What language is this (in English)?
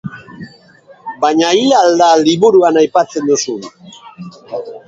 Basque